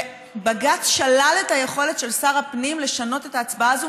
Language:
Hebrew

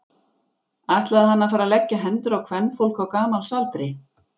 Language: Icelandic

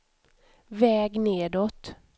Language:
Swedish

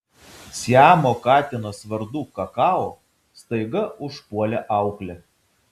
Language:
Lithuanian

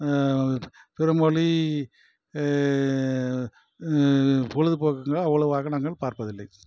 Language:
Tamil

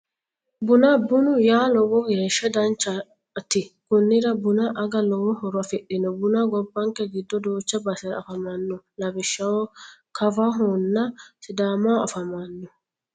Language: Sidamo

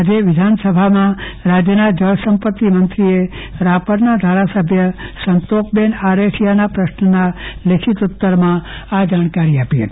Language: Gujarati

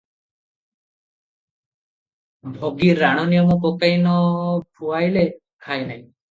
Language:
Odia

